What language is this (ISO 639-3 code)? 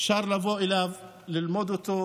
heb